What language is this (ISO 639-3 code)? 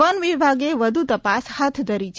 guj